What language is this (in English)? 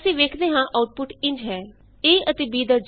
Punjabi